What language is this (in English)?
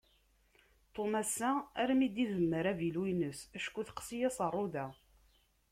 Kabyle